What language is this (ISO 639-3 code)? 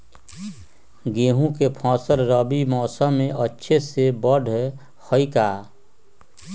mag